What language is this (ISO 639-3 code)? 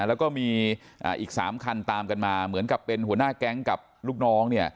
tha